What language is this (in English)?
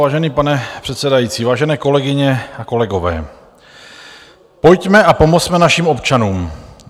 Czech